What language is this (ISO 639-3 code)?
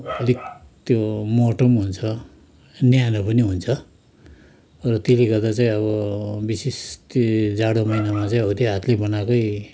nep